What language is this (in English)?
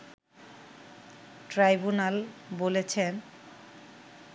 Bangla